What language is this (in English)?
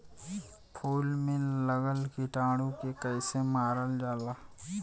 Bhojpuri